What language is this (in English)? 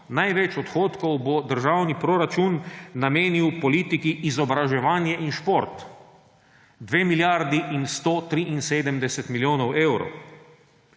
Slovenian